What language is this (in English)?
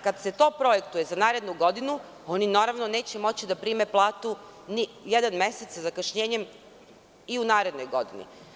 Serbian